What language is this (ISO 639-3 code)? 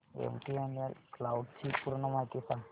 mar